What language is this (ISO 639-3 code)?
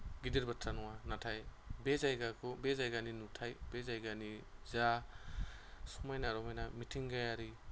brx